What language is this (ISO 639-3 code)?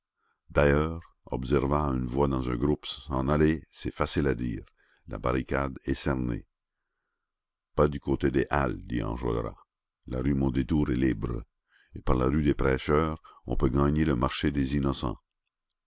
fra